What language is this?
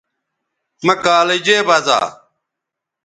Bateri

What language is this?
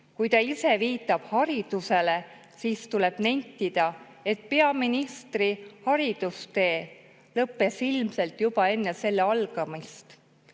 Estonian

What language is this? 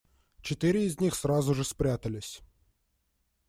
Russian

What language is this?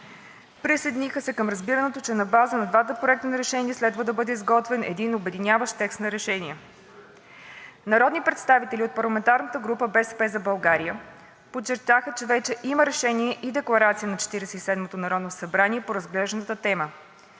Bulgarian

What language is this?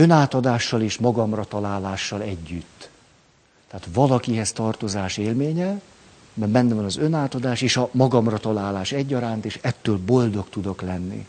Hungarian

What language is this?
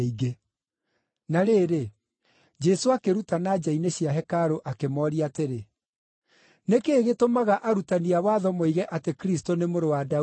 Kikuyu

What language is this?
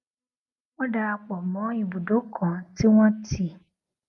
Yoruba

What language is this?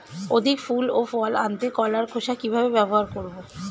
Bangla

